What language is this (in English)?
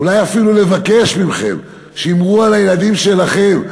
Hebrew